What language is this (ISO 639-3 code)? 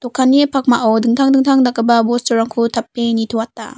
grt